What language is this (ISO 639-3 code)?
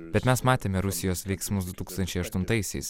lit